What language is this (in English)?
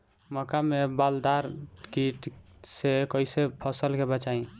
Bhojpuri